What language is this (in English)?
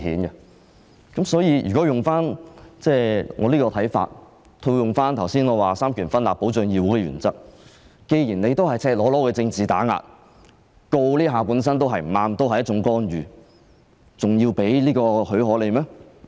Cantonese